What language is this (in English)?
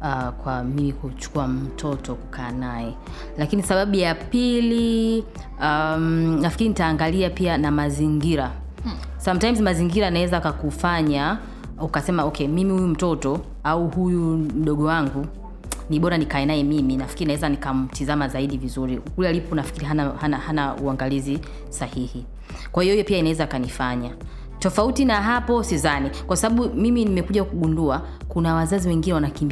Swahili